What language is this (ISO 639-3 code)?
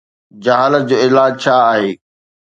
snd